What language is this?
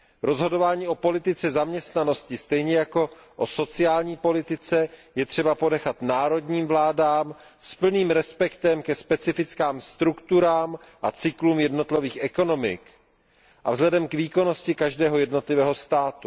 Czech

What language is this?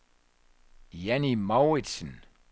Danish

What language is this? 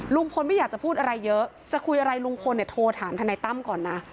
Thai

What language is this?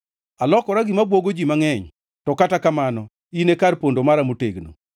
Luo (Kenya and Tanzania)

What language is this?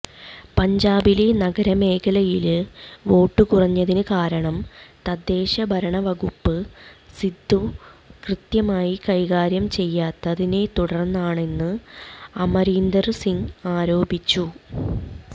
Malayalam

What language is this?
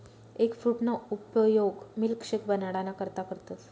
Marathi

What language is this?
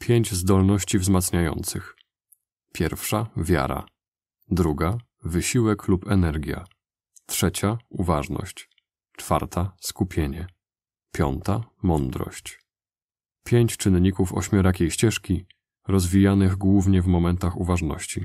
Polish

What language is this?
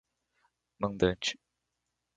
Portuguese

